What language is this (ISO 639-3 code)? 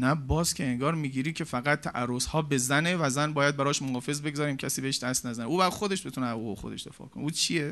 fas